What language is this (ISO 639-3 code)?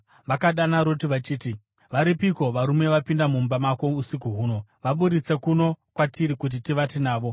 sna